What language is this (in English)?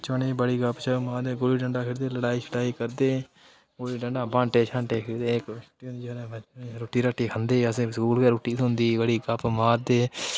Dogri